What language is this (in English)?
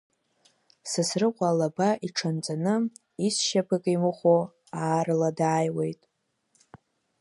Abkhazian